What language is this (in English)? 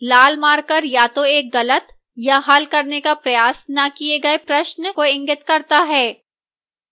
Hindi